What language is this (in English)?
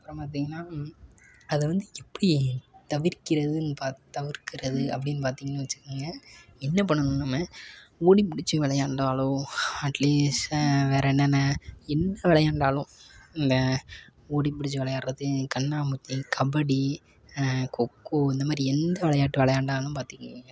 Tamil